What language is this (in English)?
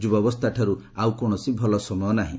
Odia